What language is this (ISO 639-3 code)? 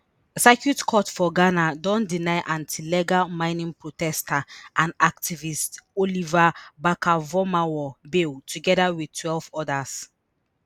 pcm